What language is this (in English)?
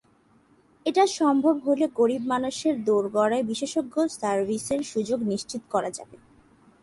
Bangla